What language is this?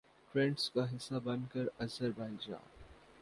Urdu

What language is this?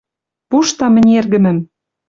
Western Mari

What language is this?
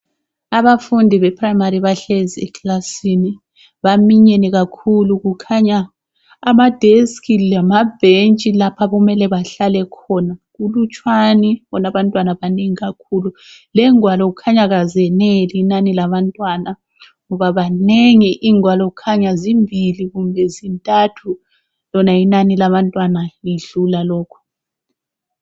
North Ndebele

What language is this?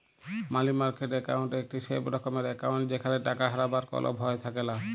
Bangla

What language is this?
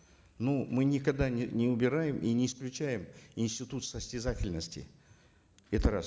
Kazakh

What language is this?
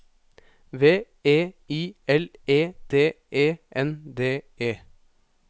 Norwegian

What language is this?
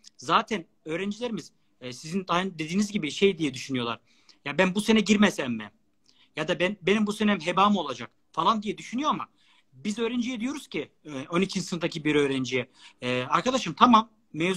Turkish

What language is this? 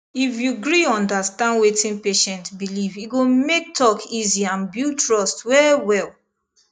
Nigerian Pidgin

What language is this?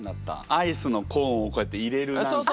Japanese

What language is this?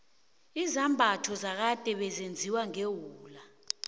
South Ndebele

